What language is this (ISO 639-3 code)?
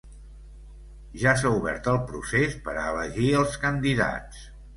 cat